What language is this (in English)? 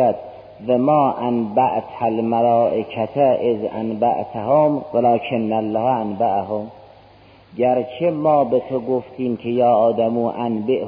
Persian